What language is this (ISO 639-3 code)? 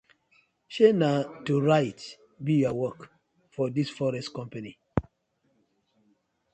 pcm